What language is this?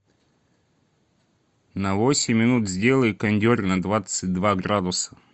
Russian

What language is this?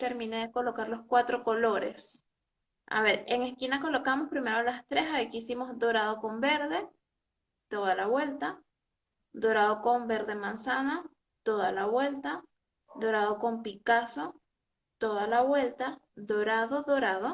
Spanish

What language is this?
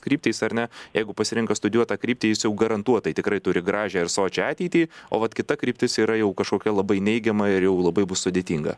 Lithuanian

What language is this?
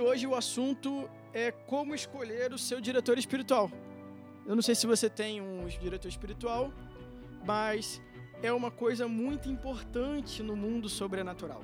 Portuguese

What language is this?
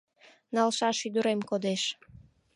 Mari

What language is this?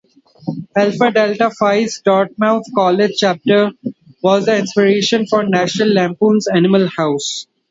English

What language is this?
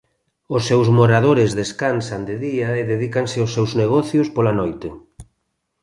Galician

